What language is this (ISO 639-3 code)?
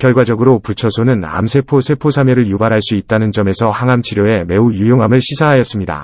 kor